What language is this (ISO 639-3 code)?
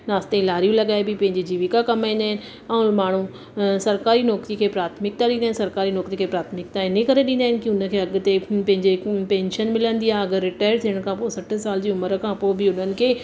snd